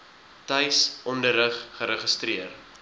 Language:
Afrikaans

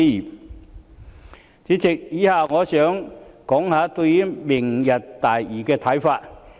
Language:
Cantonese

